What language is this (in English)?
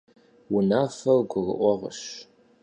Kabardian